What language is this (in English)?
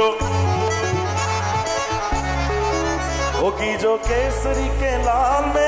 Punjabi